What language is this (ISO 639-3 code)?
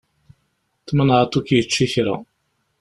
kab